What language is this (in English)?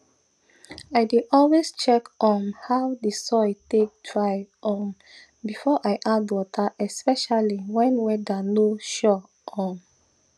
Nigerian Pidgin